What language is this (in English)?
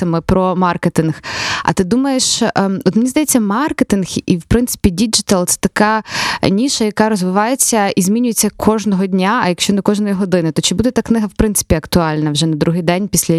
Ukrainian